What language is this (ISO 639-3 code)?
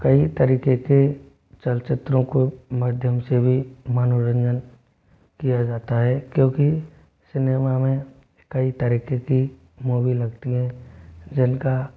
hin